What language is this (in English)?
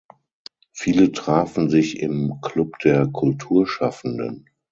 German